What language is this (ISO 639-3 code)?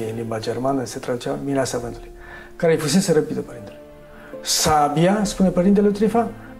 ron